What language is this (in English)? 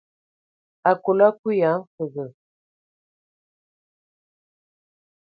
Ewondo